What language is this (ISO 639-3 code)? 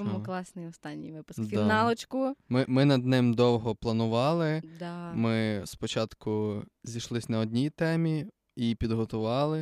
ukr